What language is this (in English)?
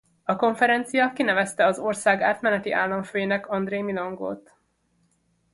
Hungarian